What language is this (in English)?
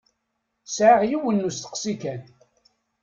Kabyle